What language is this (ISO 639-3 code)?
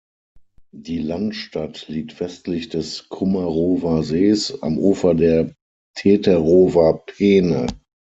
deu